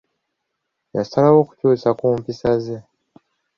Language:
Ganda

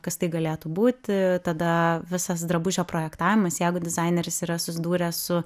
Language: Lithuanian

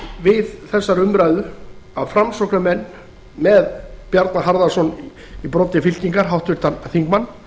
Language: Icelandic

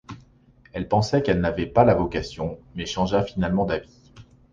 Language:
French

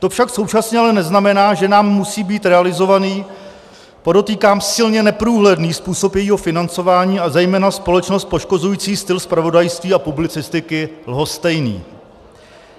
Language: Czech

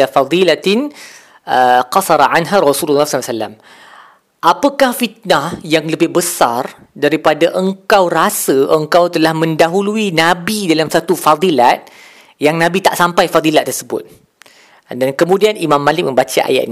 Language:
Malay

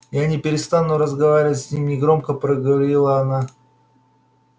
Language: Russian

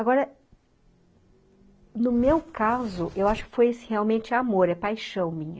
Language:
Portuguese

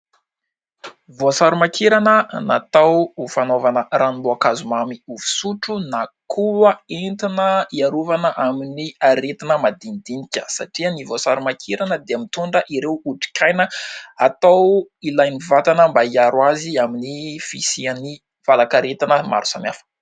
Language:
Malagasy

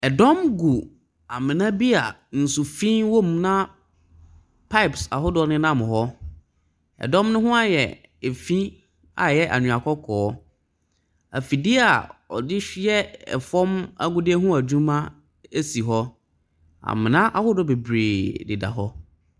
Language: Akan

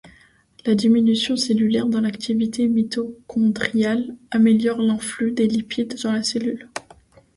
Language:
French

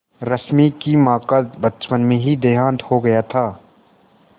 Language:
Hindi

